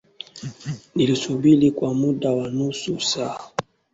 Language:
Swahili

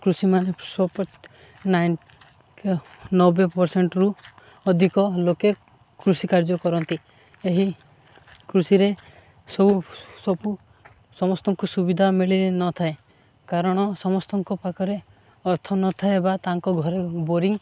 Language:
Odia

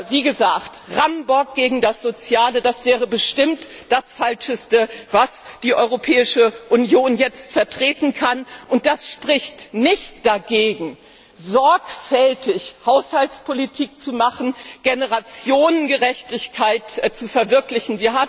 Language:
German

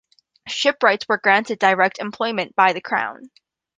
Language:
English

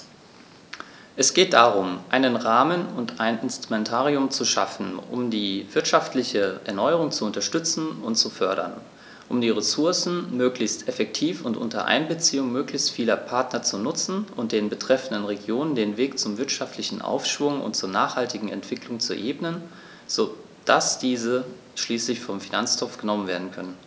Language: German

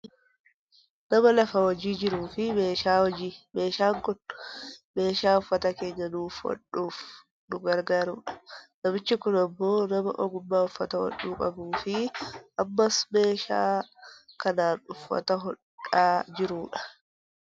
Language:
Oromo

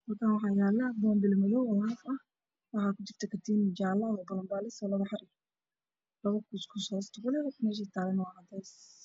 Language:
Somali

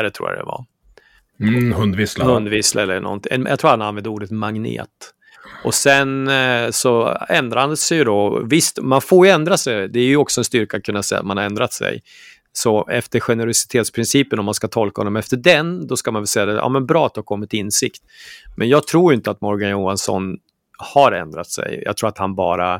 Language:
Swedish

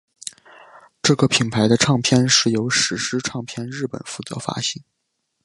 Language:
Chinese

